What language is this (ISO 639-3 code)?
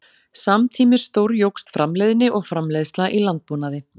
isl